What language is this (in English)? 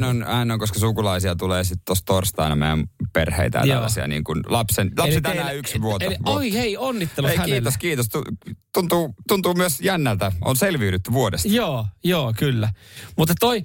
Finnish